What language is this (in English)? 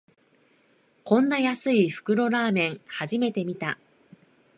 Japanese